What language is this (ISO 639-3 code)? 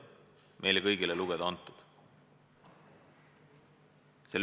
est